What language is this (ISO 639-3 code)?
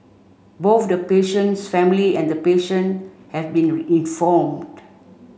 eng